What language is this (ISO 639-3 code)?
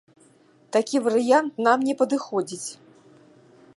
bel